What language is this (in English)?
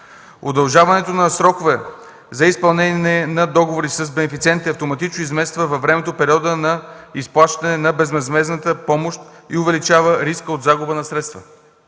Bulgarian